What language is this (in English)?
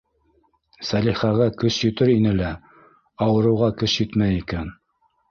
Bashkir